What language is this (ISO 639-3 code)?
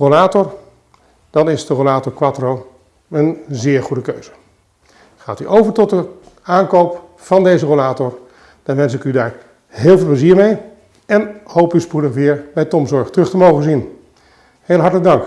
nld